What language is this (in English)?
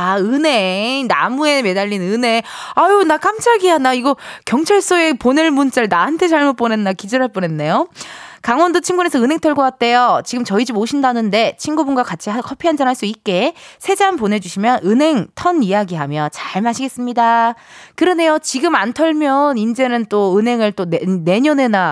Korean